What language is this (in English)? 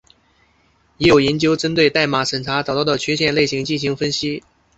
Chinese